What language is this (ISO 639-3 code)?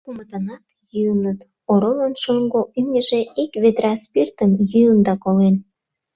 chm